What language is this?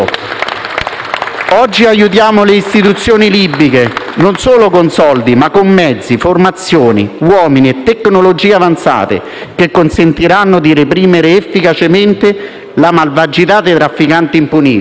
Italian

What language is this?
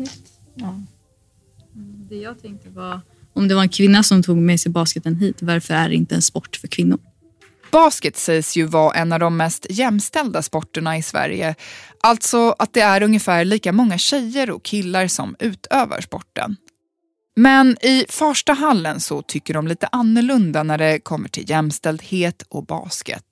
Swedish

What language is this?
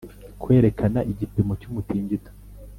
Kinyarwanda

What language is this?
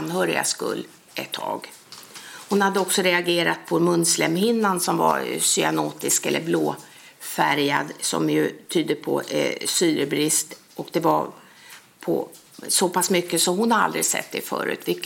Swedish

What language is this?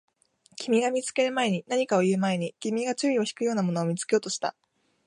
Japanese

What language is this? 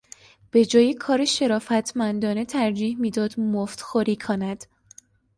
Persian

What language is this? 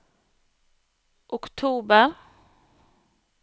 Norwegian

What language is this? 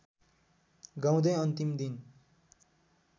Nepali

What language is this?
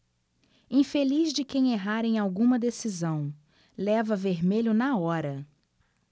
Portuguese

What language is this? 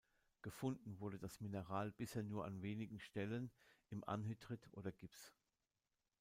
German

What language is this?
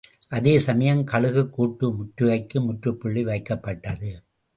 Tamil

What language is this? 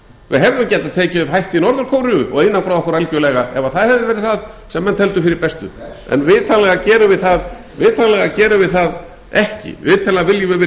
Icelandic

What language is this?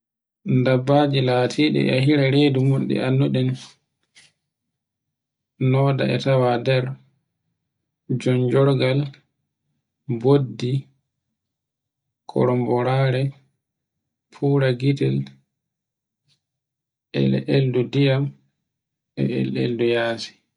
Borgu Fulfulde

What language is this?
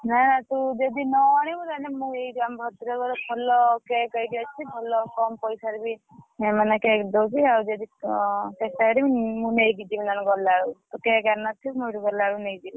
Odia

